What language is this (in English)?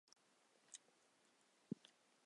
Chinese